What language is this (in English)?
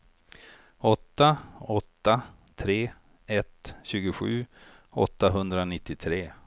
Swedish